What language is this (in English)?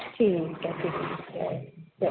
Punjabi